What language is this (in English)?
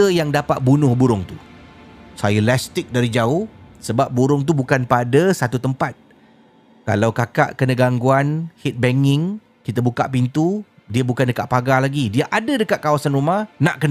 Malay